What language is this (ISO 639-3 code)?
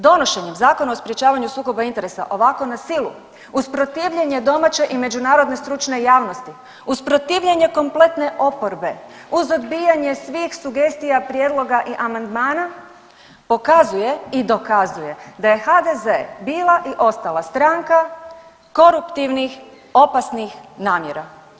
hrv